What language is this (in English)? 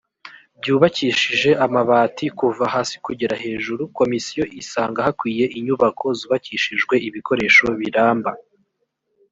Kinyarwanda